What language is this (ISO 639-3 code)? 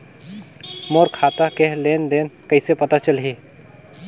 hne